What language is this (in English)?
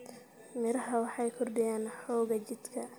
Somali